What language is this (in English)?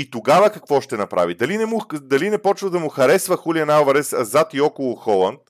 Bulgarian